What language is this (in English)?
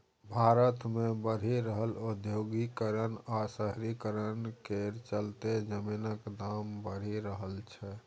Maithili